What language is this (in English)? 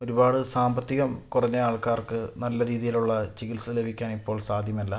Malayalam